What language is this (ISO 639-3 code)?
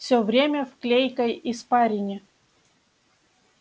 rus